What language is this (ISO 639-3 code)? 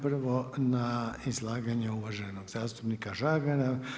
hrv